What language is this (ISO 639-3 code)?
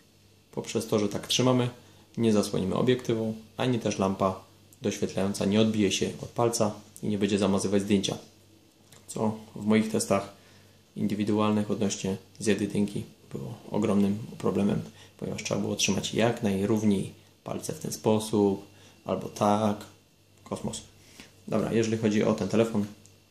pol